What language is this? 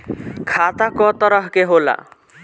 Bhojpuri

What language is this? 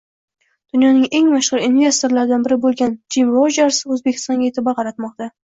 Uzbek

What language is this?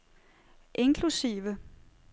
Danish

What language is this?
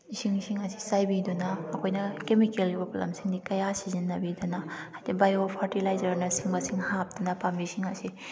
Manipuri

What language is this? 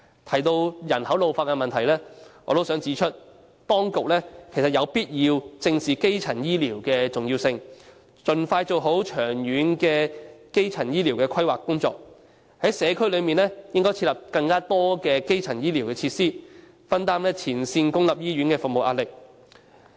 Cantonese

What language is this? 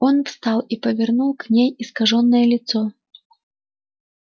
Russian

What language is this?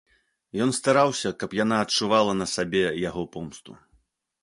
Belarusian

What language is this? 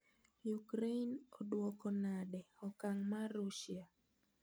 Luo (Kenya and Tanzania)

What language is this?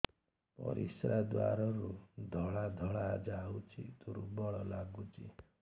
Odia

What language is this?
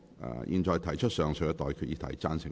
Cantonese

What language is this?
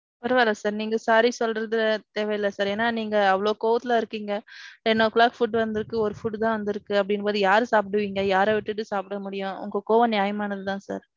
Tamil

